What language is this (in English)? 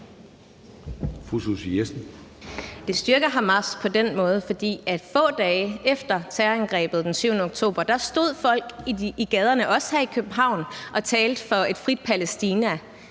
Danish